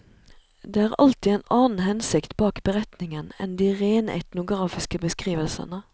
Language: Norwegian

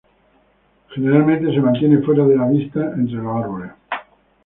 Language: Spanish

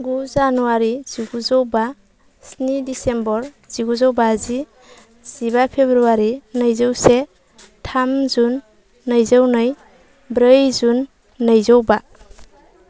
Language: Bodo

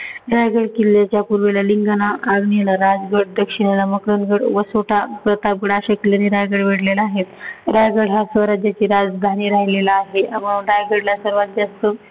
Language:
Marathi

